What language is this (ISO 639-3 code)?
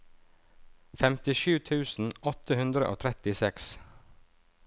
nor